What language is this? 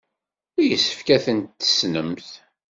Kabyle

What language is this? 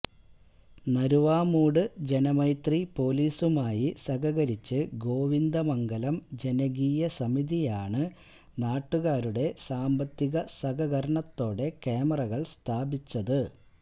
Malayalam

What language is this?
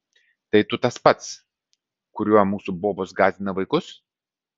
Lithuanian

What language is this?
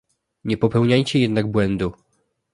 Polish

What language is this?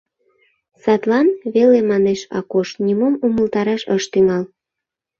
Mari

